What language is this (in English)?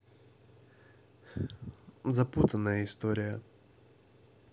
Russian